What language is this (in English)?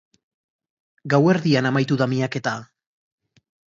Basque